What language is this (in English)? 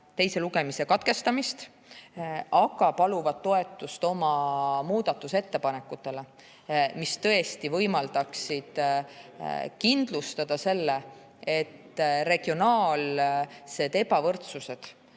Estonian